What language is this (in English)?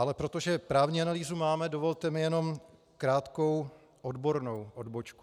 Czech